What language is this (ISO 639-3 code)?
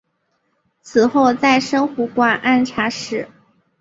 zho